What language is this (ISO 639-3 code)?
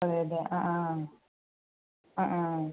mal